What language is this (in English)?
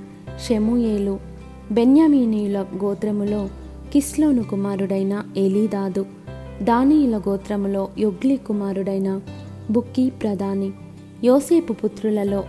Telugu